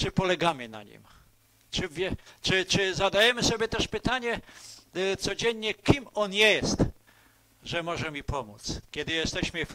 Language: Polish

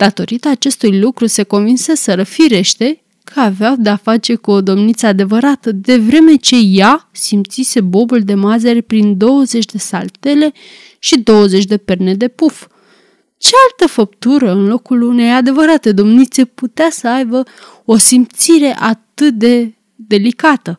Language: Romanian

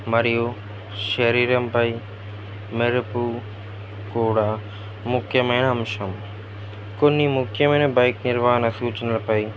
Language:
Telugu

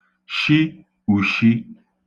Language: Igbo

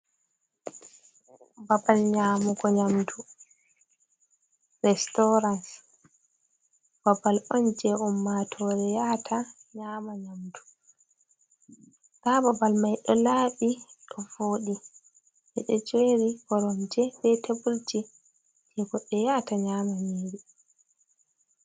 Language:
Fula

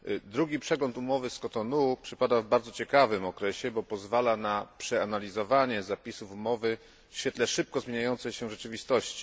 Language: Polish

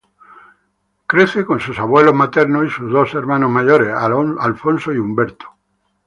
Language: Spanish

